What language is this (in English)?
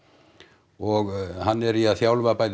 Icelandic